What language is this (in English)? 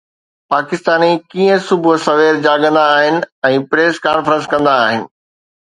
Sindhi